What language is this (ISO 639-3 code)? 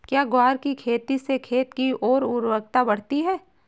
hin